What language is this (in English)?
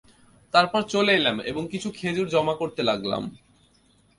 Bangla